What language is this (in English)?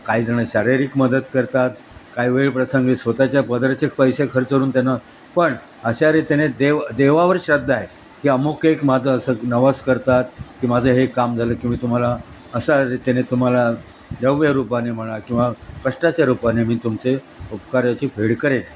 Marathi